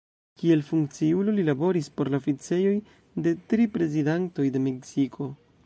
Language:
Esperanto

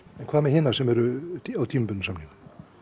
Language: Icelandic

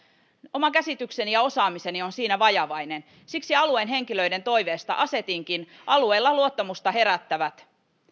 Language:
Finnish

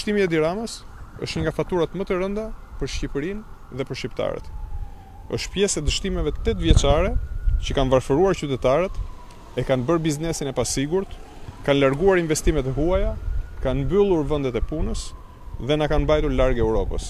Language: Romanian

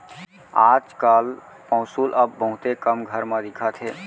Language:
Chhattisgarhi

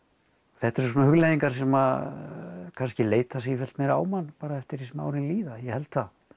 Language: Icelandic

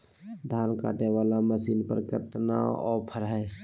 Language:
Magahi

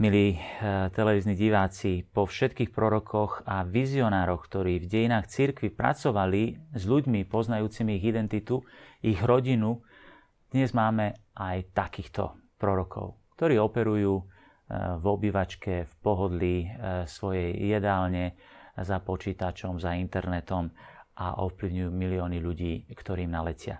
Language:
Slovak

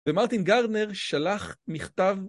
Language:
Hebrew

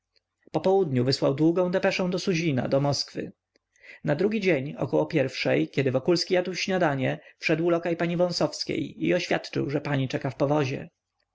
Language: Polish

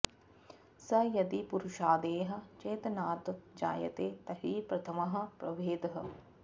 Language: Sanskrit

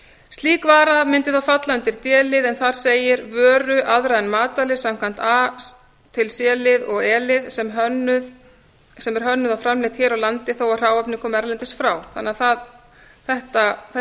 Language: Icelandic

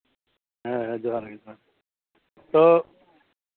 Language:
Santali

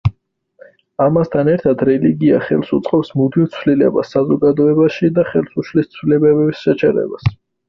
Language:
Georgian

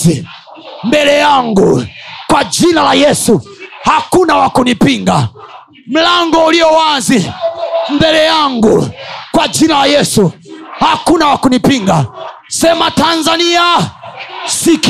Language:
Swahili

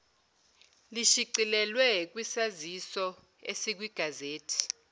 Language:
Zulu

